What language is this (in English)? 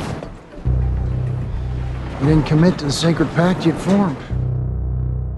Korean